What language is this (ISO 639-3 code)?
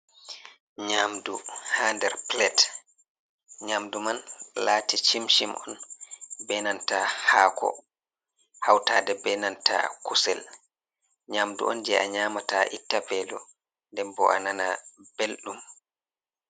ful